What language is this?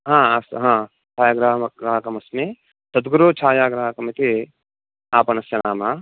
Sanskrit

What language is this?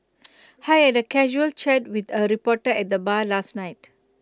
English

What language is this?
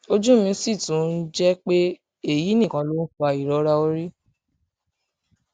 Yoruba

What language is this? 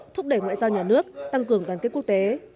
Vietnamese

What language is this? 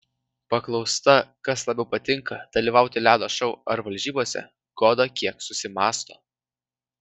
Lithuanian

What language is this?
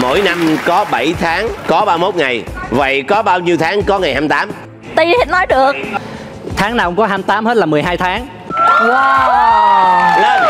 Vietnamese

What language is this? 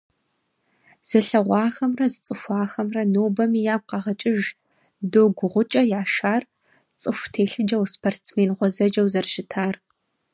Kabardian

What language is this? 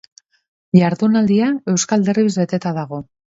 Basque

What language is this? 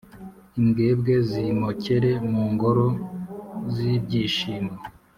Kinyarwanda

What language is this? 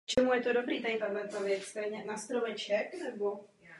Czech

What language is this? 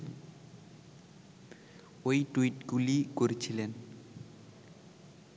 Bangla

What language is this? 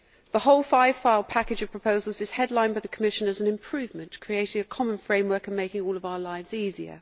English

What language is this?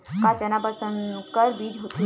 Chhattisgarhi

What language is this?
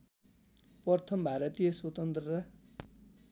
Nepali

